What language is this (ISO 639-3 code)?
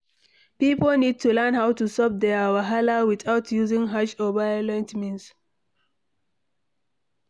pcm